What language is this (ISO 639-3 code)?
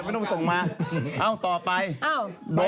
tha